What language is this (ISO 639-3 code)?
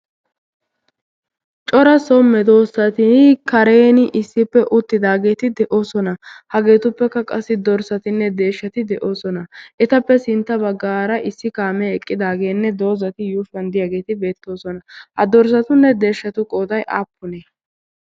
wal